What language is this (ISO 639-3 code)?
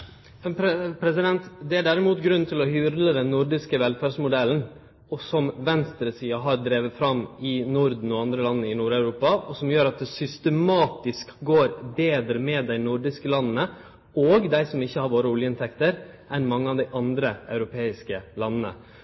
nor